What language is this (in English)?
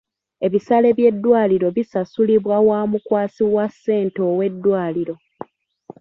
Ganda